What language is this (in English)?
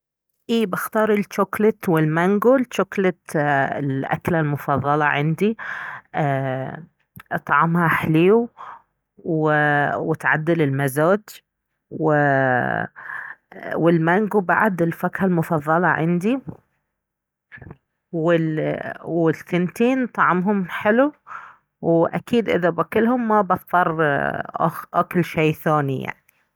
Baharna Arabic